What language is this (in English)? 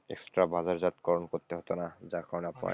Bangla